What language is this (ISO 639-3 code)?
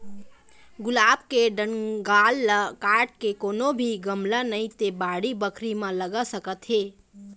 hne